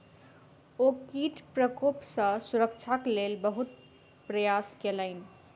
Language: Maithili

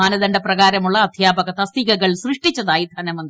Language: Malayalam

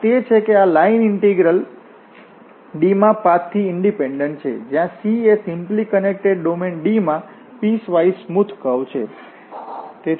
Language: Gujarati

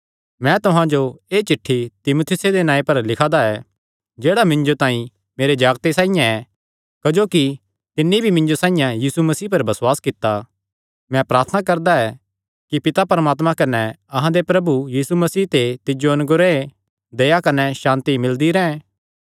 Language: Kangri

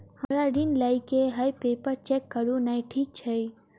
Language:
Maithili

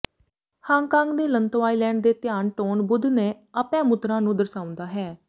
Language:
Punjabi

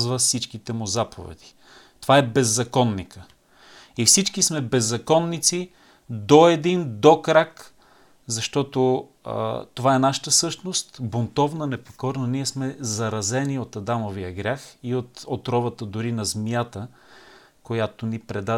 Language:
Bulgarian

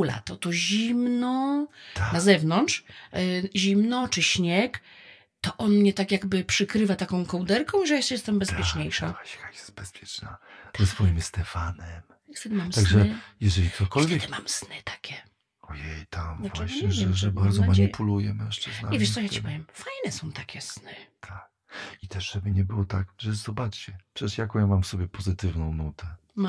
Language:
Polish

